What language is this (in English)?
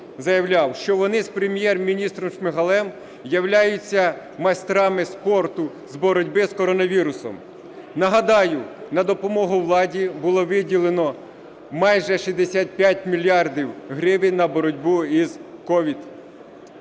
Ukrainian